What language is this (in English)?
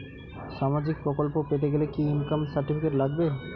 Bangla